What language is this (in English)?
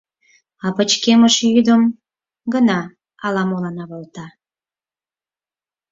Mari